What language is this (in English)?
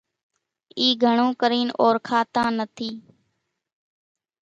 Kachi Koli